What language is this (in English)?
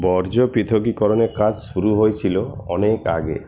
Bangla